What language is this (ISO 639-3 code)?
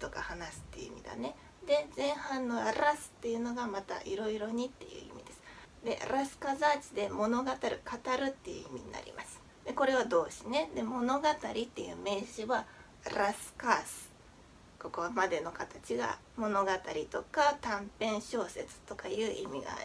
jpn